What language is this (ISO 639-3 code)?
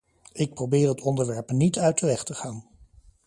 nld